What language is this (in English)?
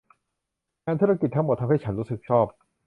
Thai